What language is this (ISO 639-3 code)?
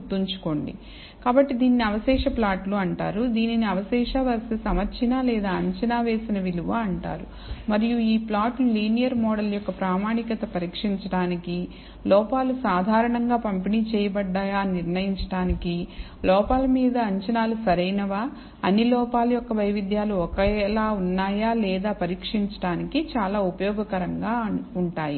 tel